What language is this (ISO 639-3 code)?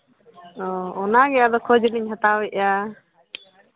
sat